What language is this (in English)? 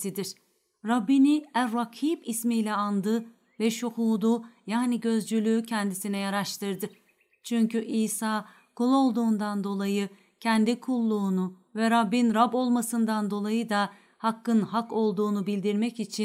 Turkish